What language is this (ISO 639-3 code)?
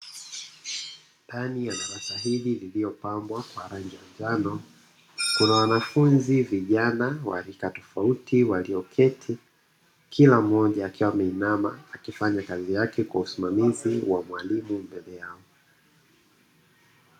swa